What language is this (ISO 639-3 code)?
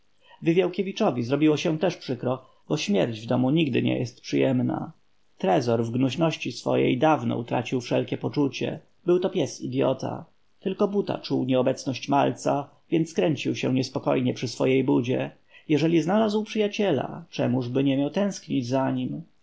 pol